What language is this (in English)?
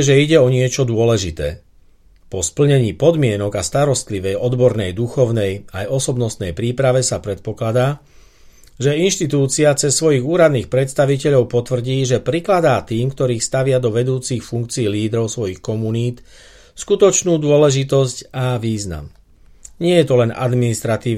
Slovak